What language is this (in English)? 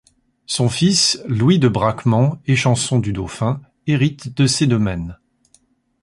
French